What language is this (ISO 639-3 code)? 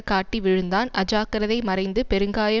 tam